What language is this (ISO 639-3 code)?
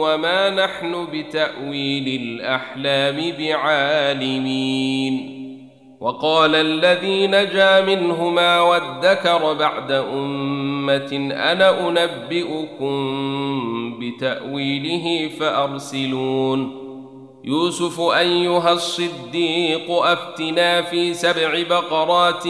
ara